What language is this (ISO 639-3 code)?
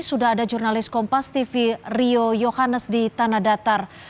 ind